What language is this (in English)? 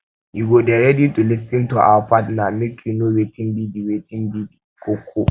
Nigerian Pidgin